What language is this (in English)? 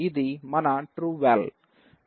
Telugu